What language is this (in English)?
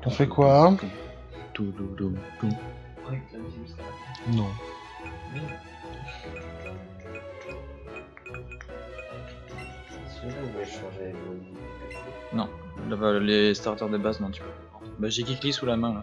French